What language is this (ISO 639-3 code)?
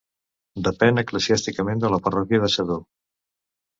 cat